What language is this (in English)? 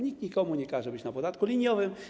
Polish